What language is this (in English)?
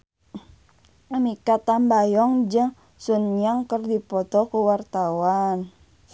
Sundanese